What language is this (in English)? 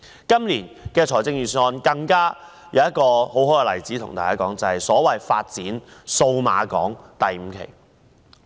Cantonese